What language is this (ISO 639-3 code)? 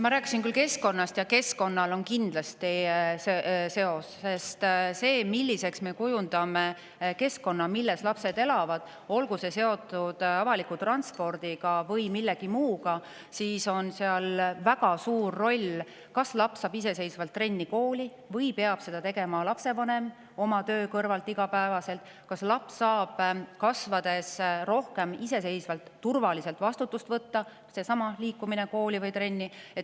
est